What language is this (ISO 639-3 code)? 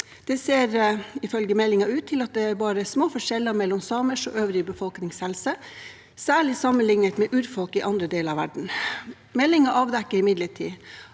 nor